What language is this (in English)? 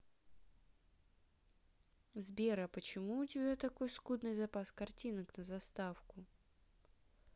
Russian